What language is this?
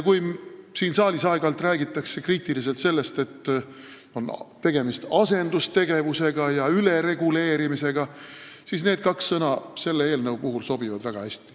Estonian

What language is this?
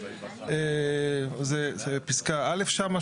Hebrew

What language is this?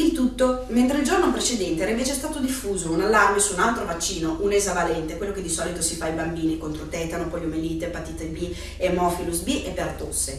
Italian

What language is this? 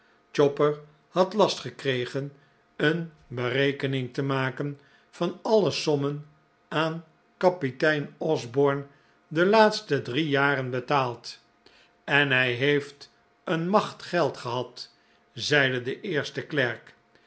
Dutch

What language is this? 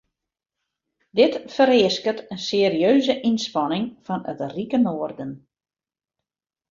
Western Frisian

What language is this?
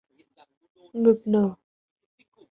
Vietnamese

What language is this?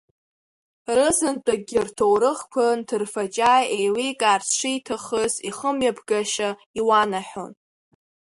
Abkhazian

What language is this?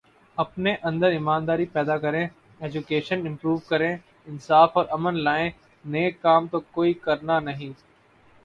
Urdu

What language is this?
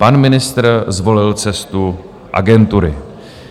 Czech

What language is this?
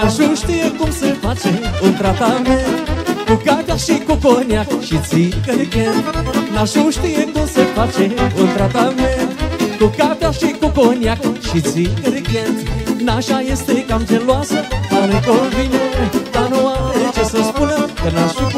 Romanian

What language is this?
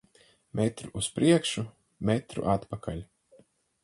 Latvian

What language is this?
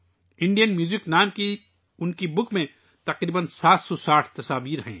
Urdu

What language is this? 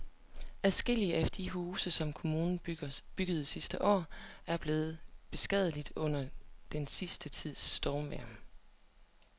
Danish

